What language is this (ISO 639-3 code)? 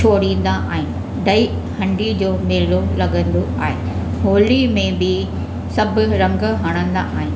snd